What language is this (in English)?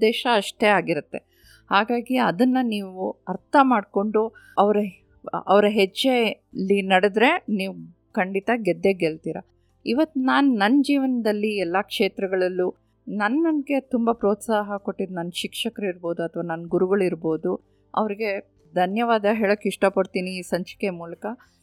Kannada